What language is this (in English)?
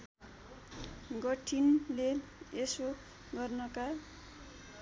Nepali